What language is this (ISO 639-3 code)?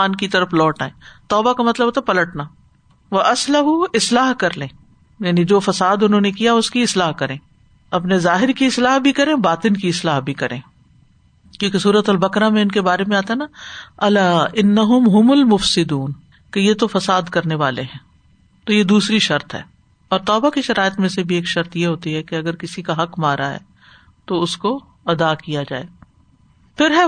urd